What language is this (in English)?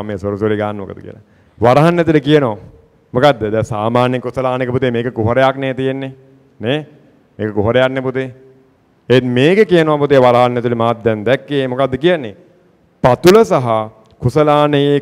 Danish